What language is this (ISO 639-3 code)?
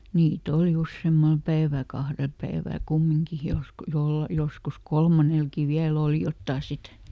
fin